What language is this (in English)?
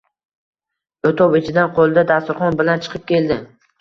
Uzbek